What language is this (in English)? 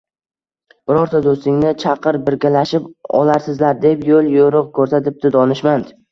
Uzbek